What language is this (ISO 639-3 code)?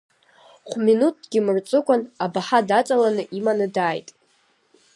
abk